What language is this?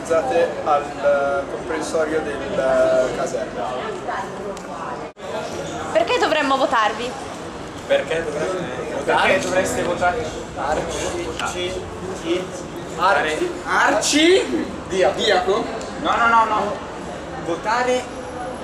Italian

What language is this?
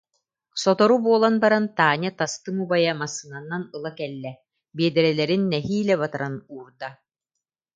Yakut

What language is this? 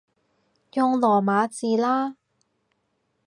Cantonese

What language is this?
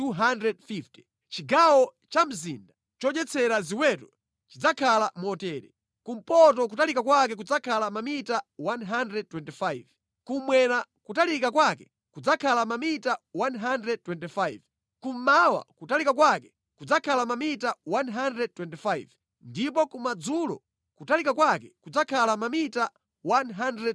Nyanja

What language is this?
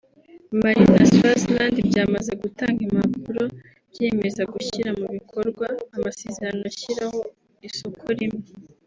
Kinyarwanda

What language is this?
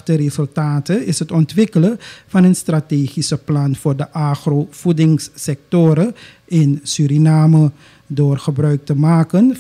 Dutch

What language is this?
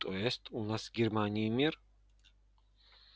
Russian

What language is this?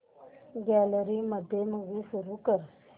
Marathi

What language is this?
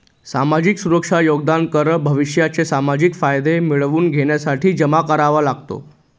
Marathi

